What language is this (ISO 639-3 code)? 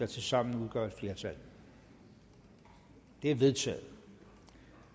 dan